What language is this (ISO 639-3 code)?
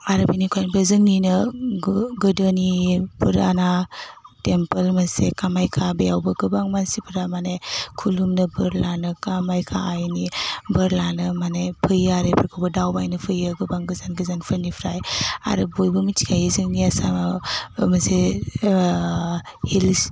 brx